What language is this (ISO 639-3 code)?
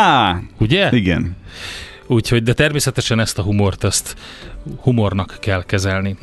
hun